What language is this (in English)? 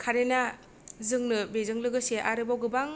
Bodo